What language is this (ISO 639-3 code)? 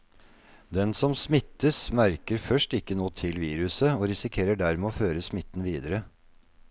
nor